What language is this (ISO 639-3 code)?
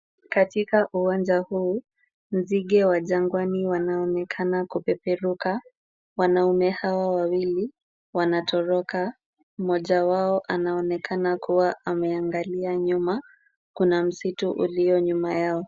swa